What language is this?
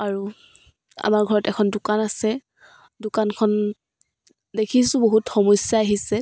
Assamese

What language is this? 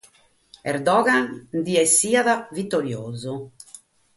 Sardinian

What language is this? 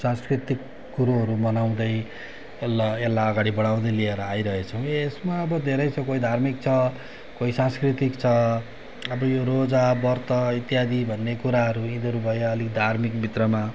Nepali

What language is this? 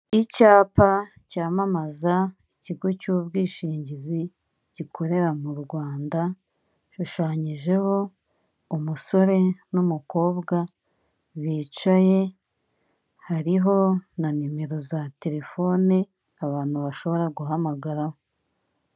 Kinyarwanda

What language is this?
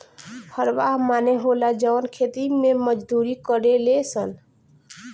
Bhojpuri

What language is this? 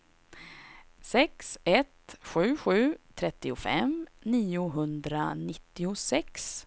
Swedish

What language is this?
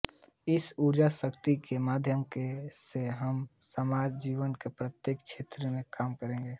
Hindi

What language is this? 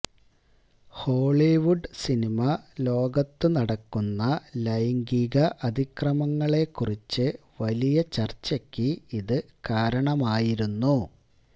Malayalam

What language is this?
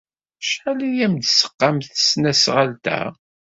Kabyle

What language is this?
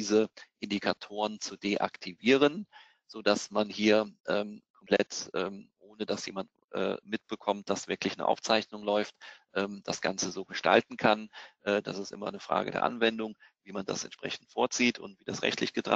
German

